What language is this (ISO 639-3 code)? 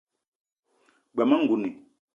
eto